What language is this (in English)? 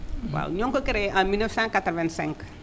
Wolof